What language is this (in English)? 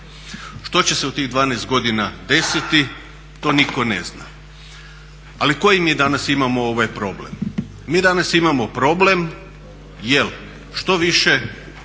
Croatian